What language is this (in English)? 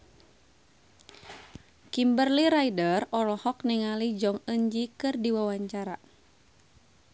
Sundanese